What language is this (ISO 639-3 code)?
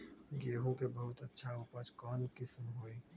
mag